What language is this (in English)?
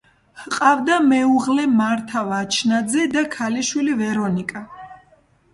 Georgian